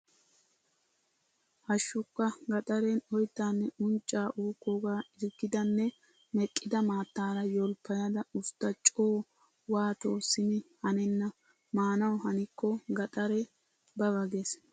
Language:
Wolaytta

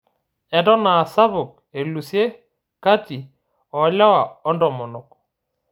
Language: Masai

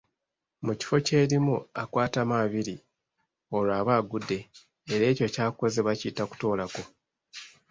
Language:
Ganda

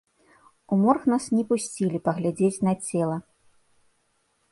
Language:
Belarusian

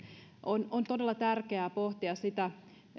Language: Finnish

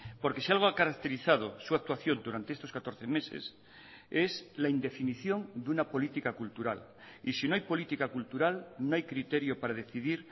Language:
Spanish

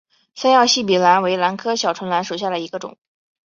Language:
Chinese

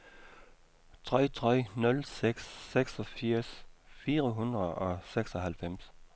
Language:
Danish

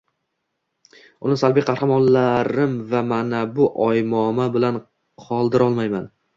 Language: Uzbek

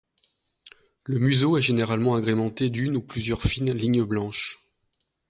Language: French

